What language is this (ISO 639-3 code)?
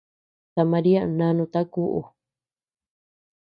cux